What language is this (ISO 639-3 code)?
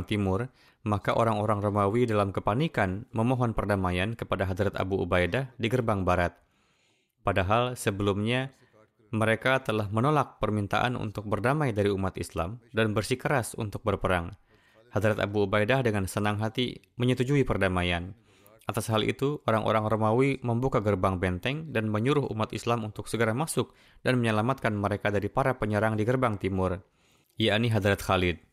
ind